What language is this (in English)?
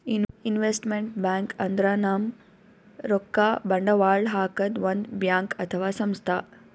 Kannada